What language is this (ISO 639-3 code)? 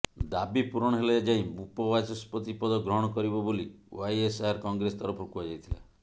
ori